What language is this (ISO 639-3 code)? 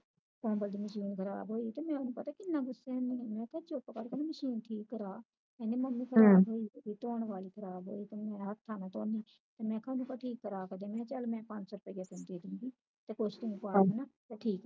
pan